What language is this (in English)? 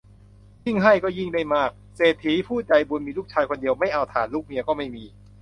Thai